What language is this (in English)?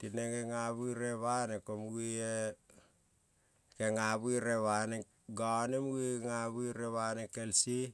Kol (Papua New Guinea)